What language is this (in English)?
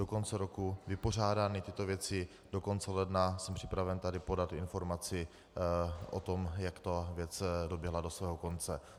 Czech